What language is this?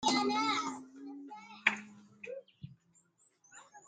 Tigrinya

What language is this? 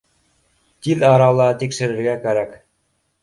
Bashkir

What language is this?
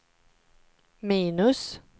Swedish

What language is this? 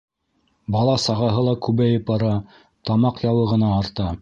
Bashkir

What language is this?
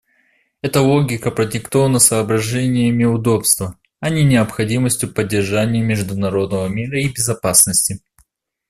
Russian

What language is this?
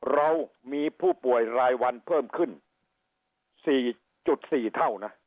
Thai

